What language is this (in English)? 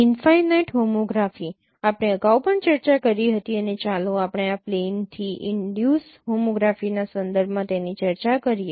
Gujarati